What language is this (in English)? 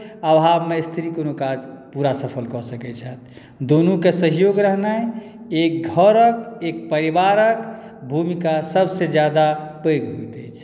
Maithili